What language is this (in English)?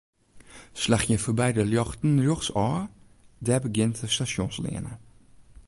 Western Frisian